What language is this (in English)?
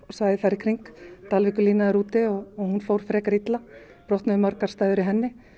Icelandic